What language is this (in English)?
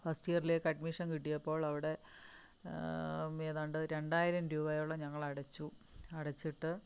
Malayalam